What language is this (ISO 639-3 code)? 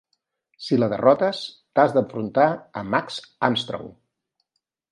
cat